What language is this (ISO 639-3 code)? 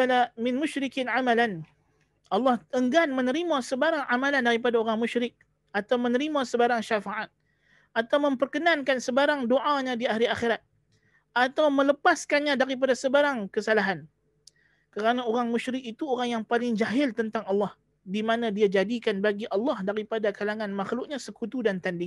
msa